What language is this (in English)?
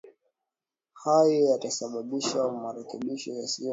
Swahili